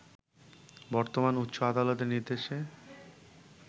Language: Bangla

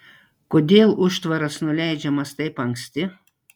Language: Lithuanian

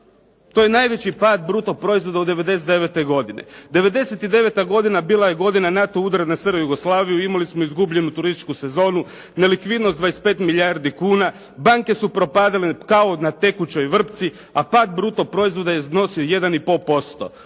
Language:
Croatian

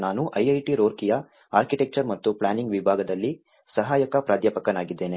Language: Kannada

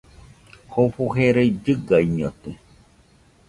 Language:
Nüpode Huitoto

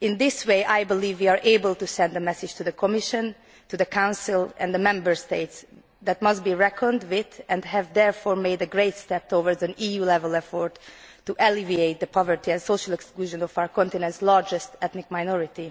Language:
English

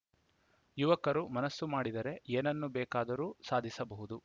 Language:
Kannada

